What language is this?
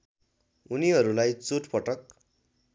Nepali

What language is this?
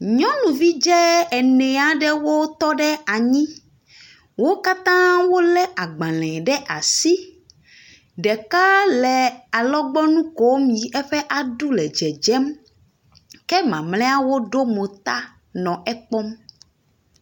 Ewe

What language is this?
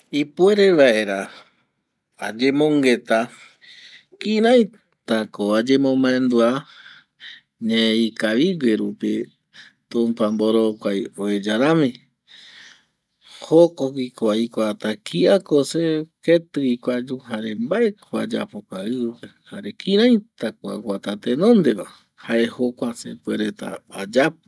Eastern Bolivian Guaraní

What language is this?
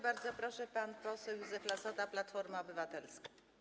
Polish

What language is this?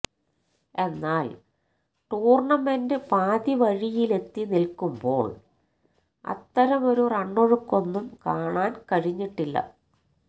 Malayalam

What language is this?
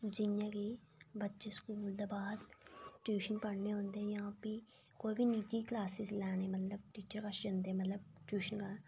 Dogri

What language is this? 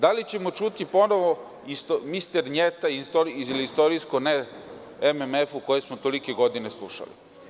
Serbian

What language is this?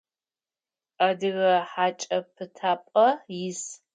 Adyghe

